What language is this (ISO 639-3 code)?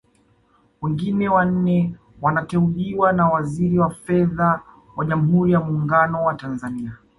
swa